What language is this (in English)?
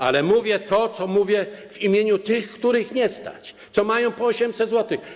Polish